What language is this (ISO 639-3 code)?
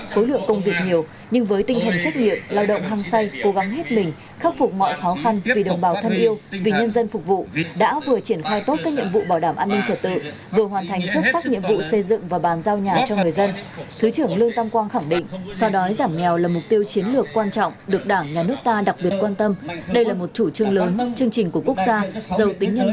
vie